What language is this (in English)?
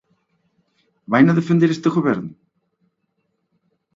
Galician